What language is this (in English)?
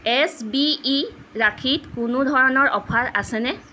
Assamese